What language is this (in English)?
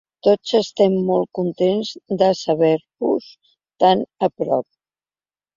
Catalan